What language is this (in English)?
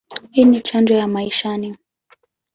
Swahili